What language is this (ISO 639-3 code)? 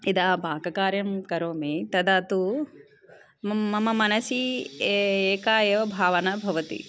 san